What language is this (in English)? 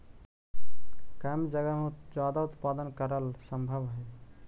Magahi